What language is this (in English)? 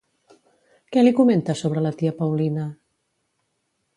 Catalan